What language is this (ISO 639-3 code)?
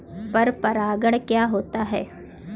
hin